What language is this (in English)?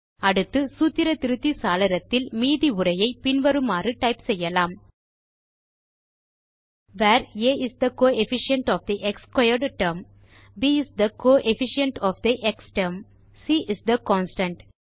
Tamil